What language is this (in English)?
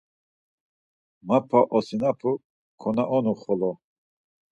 Laz